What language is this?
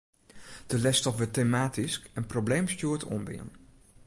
Western Frisian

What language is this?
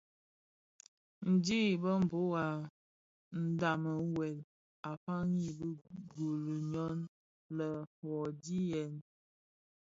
Bafia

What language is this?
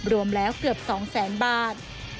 Thai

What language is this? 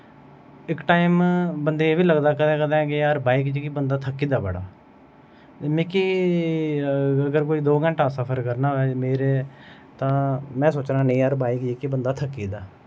Dogri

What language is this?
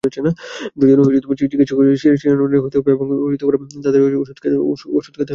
Bangla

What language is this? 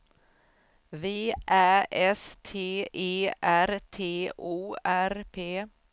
Swedish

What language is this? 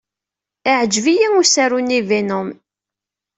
Kabyle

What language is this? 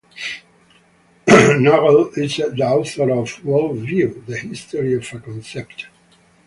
English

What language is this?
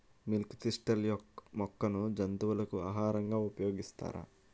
Telugu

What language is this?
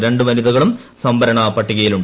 Malayalam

